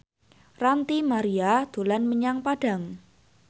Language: Javanese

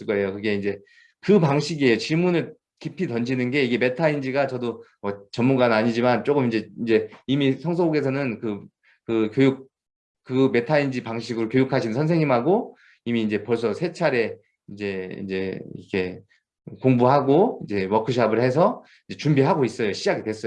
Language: Korean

